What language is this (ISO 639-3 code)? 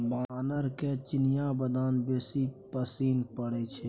mai